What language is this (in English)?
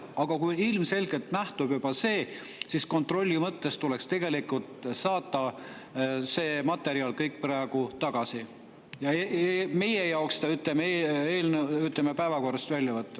Estonian